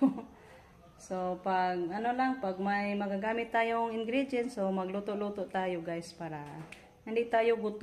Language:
Filipino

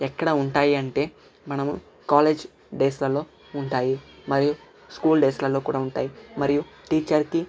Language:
Telugu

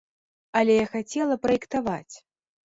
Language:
Belarusian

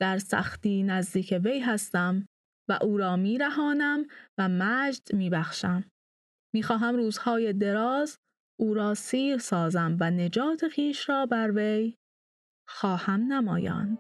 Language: Persian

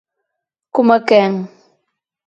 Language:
Galician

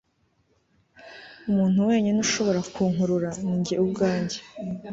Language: Kinyarwanda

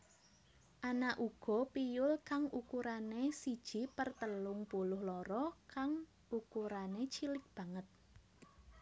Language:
Javanese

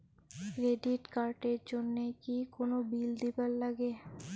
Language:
Bangla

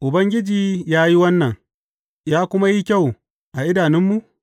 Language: Hausa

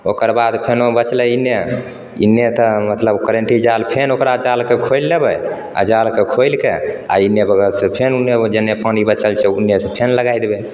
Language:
Maithili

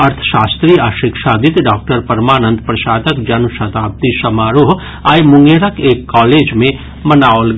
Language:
Maithili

